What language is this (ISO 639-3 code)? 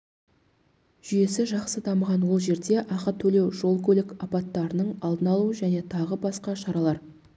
kaz